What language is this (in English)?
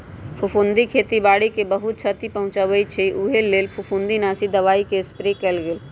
Magahi